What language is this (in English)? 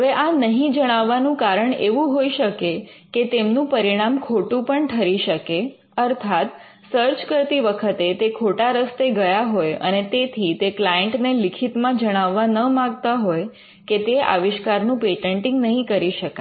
Gujarati